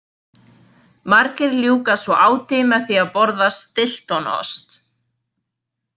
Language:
Icelandic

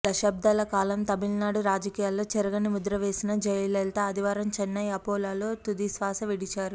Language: Telugu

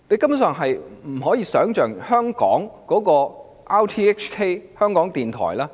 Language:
Cantonese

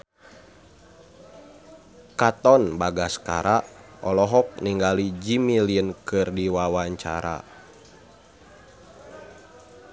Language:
Sundanese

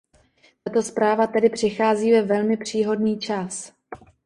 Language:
Czech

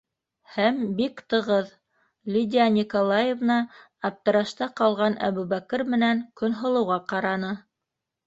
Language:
Bashkir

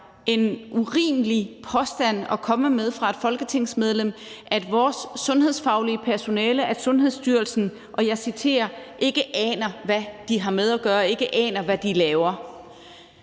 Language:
Danish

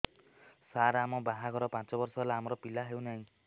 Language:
Odia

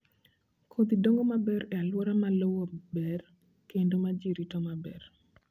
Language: Luo (Kenya and Tanzania)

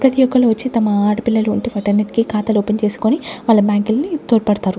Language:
Telugu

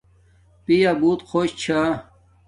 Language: Domaaki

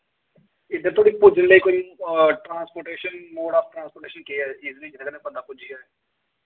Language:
Dogri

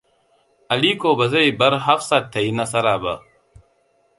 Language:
Hausa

